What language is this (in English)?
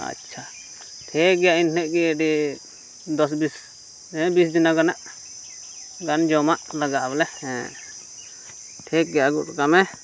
Santali